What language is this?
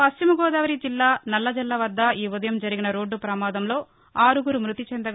Telugu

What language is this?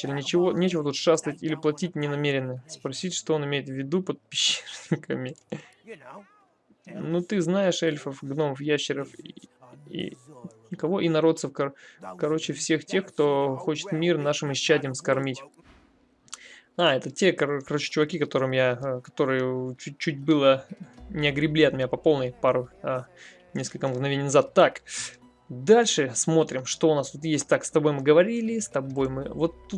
Russian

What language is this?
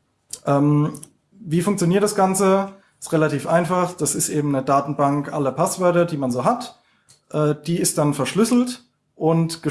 German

